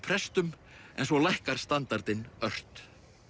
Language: Icelandic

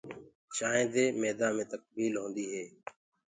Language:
Gurgula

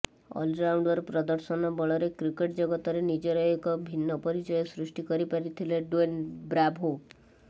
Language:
Odia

